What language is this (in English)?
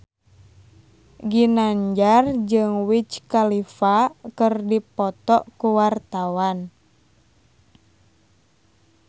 Sundanese